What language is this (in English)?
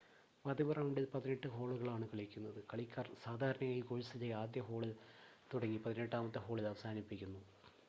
Malayalam